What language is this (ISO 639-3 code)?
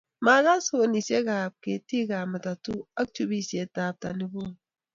kln